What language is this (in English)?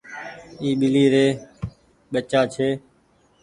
Goaria